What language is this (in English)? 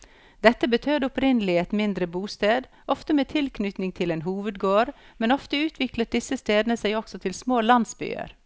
Norwegian